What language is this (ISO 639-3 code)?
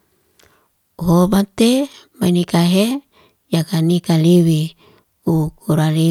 ste